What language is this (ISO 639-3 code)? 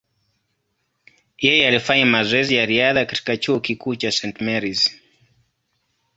swa